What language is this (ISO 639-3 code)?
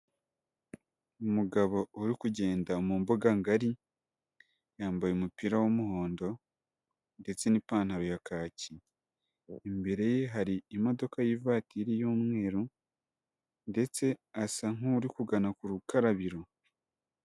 kin